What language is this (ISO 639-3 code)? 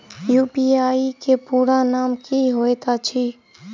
mai